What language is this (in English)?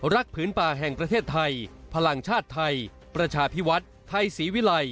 Thai